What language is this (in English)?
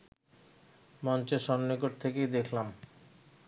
Bangla